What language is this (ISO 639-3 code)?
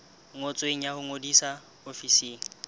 sot